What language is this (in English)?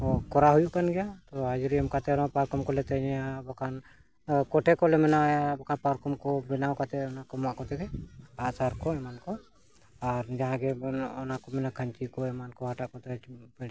Santali